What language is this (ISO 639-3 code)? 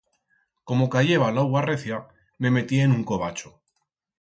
arg